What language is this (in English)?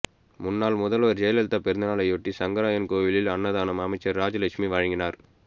Tamil